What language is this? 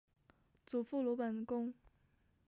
Chinese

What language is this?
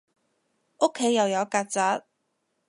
Cantonese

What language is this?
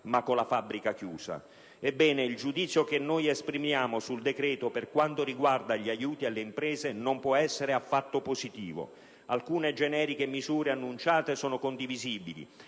Italian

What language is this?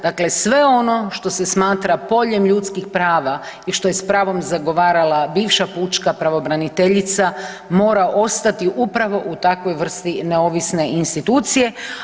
Croatian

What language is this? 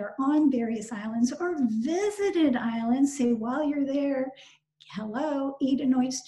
English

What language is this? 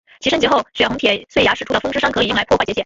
Chinese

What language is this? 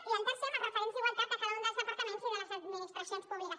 Catalan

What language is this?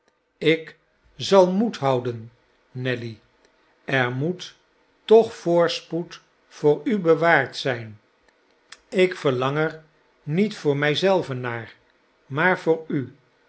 Dutch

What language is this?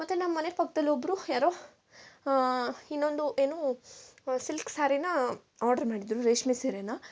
Kannada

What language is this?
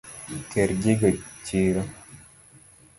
Luo (Kenya and Tanzania)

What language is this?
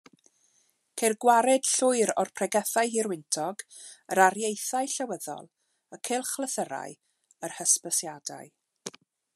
Welsh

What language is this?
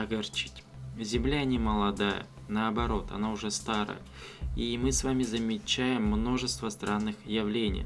Russian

